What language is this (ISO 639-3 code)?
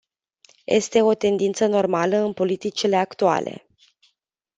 ron